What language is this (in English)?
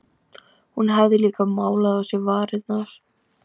Icelandic